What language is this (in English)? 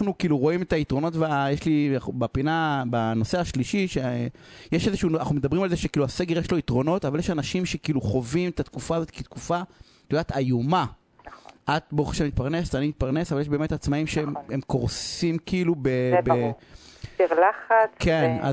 Hebrew